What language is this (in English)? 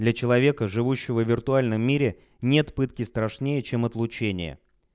Russian